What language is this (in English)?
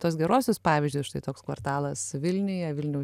Lithuanian